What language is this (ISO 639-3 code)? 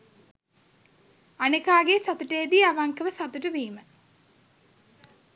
sin